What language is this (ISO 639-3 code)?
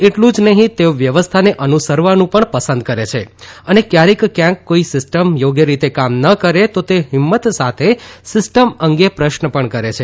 guj